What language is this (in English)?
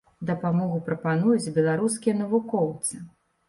Belarusian